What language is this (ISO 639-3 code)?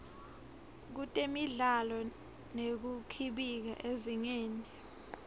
ssw